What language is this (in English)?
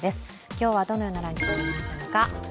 Japanese